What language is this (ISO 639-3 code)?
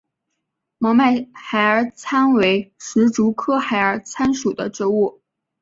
zho